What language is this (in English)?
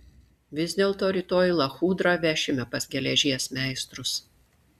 Lithuanian